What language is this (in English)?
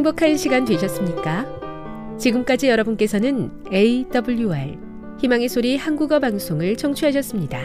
Korean